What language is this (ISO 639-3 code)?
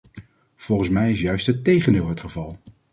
nld